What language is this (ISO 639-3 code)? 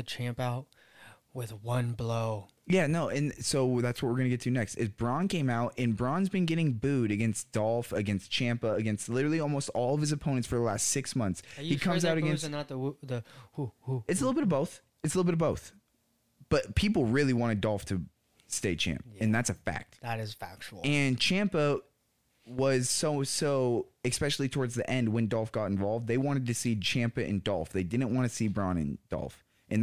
eng